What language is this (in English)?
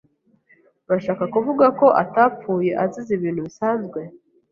Kinyarwanda